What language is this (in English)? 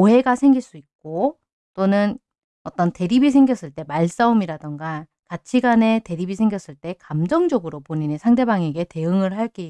Korean